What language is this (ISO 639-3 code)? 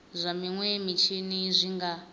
ven